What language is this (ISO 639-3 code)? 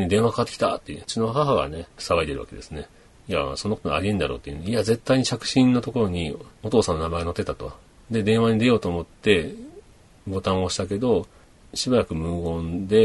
jpn